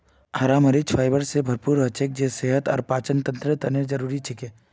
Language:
Magahi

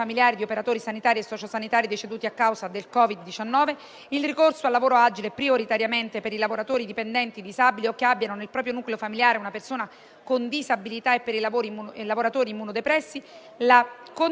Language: Italian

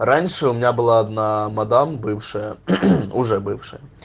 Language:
Russian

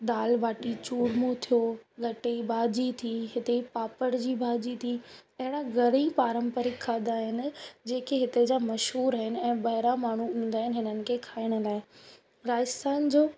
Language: Sindhi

